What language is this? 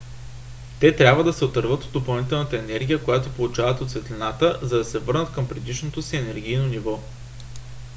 Bulgarian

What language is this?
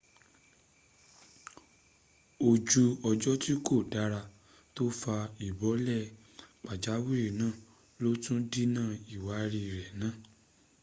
Yoruba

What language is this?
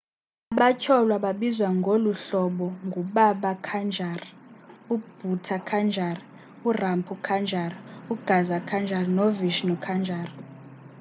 Xhosa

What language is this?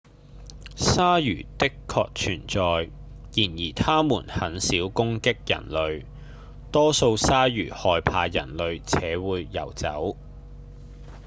Cantonese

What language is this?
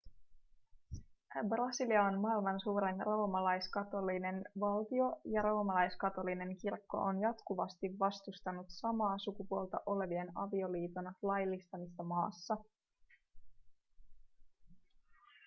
Finnish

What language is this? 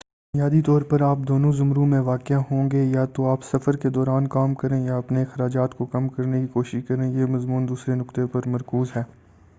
Urdu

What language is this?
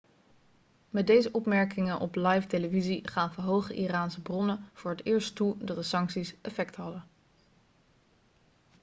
Dutch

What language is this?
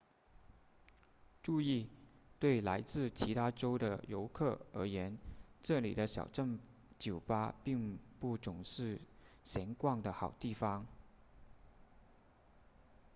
Chinese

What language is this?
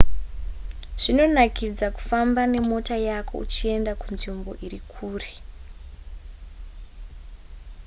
Shona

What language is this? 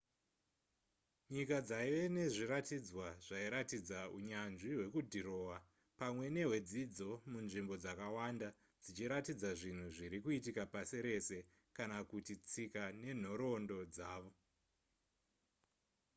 Shona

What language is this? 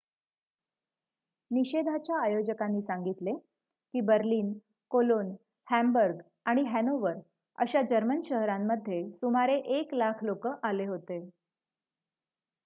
Marathi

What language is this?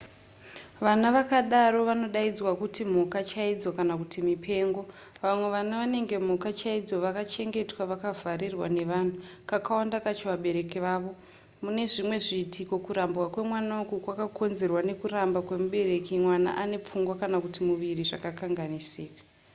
Shona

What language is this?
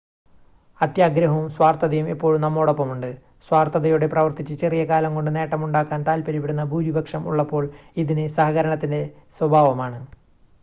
Malayalam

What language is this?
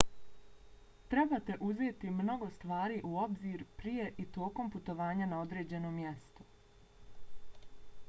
Bosnian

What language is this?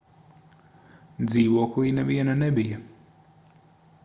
Latvian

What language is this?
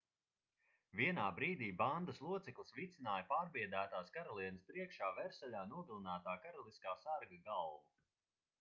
Latvian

